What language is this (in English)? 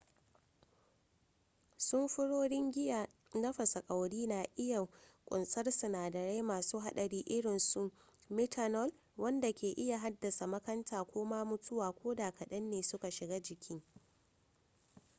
Hausa